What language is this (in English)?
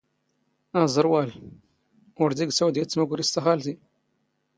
Standard Moroccan Tamazight